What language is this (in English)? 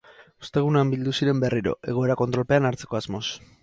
Basque